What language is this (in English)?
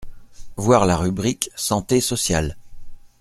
French